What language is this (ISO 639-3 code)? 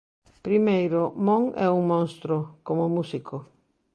glg